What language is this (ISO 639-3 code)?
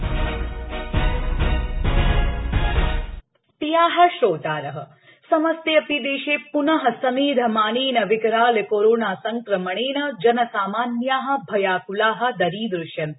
san